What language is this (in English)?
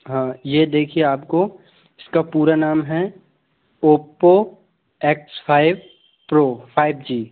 Hindi